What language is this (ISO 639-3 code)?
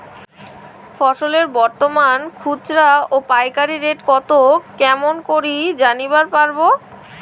ben